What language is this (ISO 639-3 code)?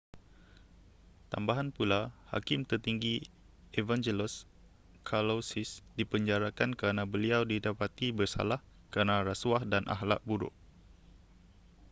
msa